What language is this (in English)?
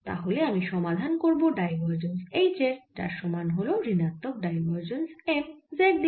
Bangla